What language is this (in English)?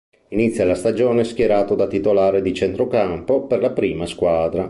Italian